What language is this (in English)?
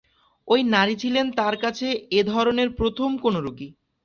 Bangla